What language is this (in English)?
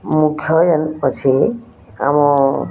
Odia